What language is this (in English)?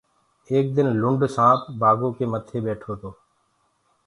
Gurgula